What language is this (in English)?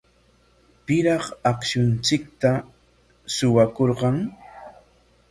Corongo Ancash Quechua